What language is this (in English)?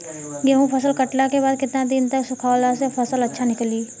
Bhojpuri